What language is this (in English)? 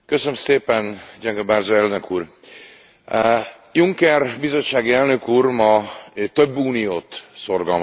Hungarian